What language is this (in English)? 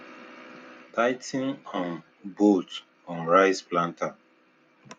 Nigerian Pidgin